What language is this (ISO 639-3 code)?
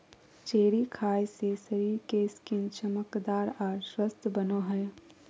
mag